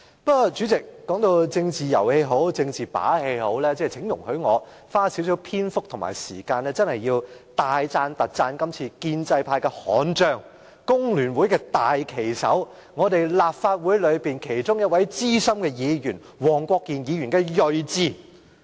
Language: Cantonese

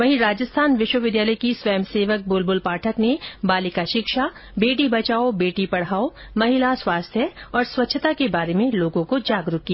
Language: Hindi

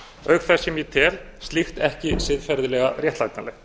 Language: Icelandic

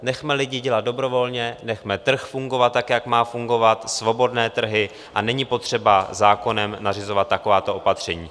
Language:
Czech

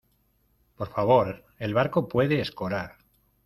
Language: Spanish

